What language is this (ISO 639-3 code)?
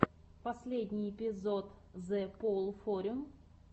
rus